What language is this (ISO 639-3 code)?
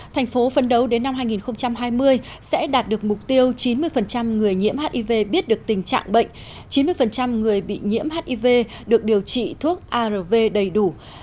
vie